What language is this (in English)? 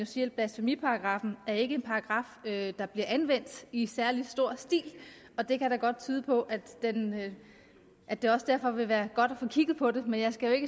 Danish